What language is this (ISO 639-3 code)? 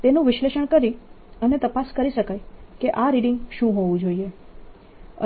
guj